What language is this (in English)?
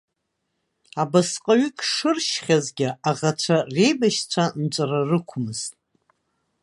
Abkhazian